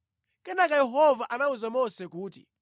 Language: Nyanja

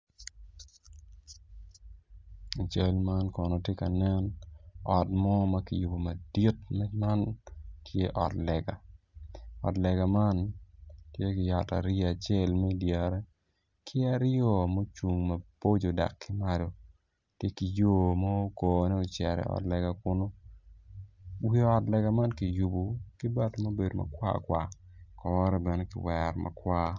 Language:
Acoli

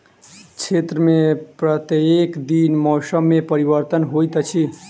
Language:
Maithili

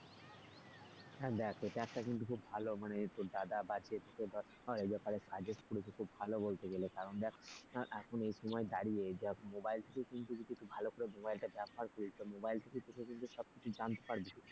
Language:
Bangla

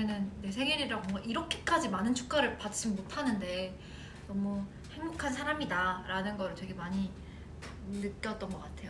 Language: Korean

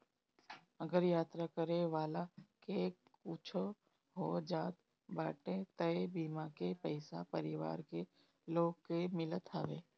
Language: Bhojpuri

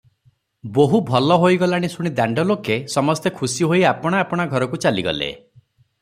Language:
Odia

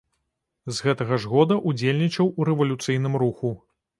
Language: Belarusian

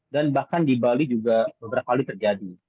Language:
Indonesian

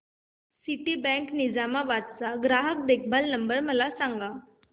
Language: Marathi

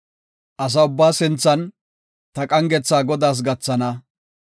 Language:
Gofa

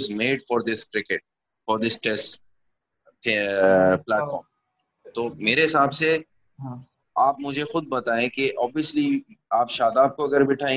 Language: Urdu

